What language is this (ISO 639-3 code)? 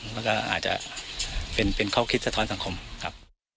tha